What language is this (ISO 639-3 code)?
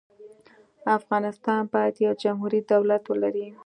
pus